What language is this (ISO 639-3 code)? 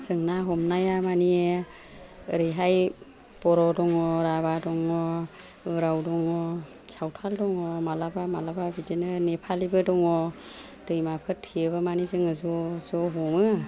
brx